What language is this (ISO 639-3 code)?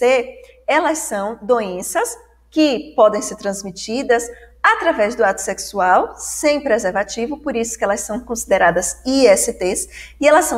por